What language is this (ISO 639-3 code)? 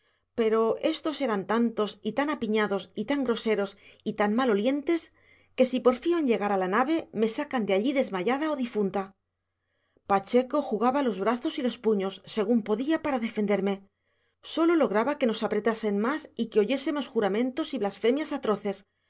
spa